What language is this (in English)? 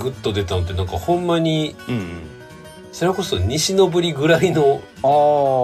Japanese